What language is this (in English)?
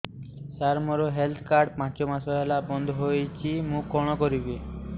Odia